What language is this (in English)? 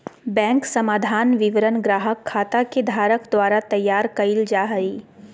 Magahi